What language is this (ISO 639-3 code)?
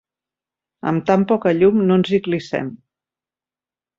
cat